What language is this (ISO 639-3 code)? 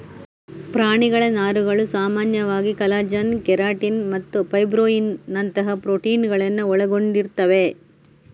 kan